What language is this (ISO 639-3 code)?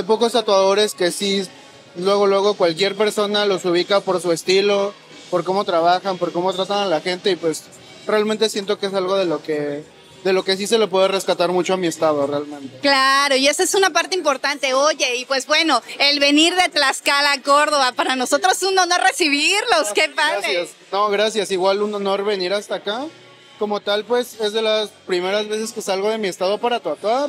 spa